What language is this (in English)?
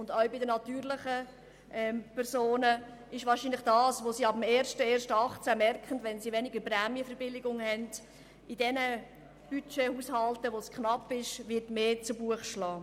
Swiss German